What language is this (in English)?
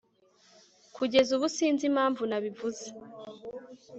Kinyarwanda